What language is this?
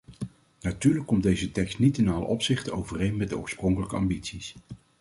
Dutch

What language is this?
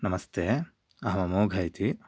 Sanskrit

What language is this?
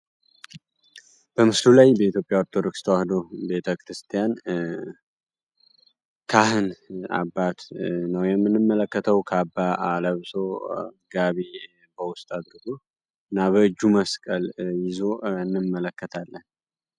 Amharic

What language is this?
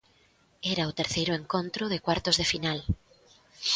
Galician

